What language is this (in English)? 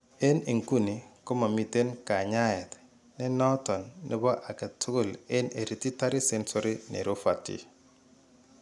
Kalenjin